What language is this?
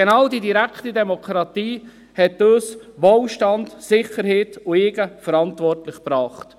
Swiss German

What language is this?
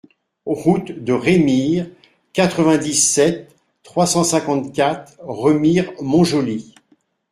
French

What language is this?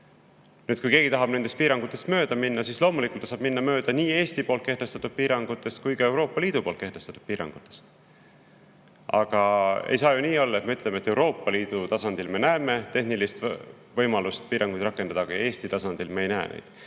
Estonian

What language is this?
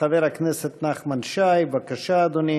Hebrew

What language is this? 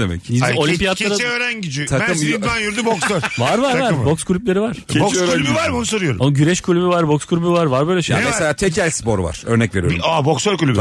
Turkish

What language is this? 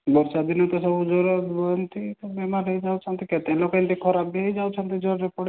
Odia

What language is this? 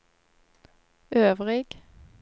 Norwegian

